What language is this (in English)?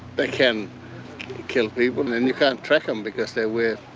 English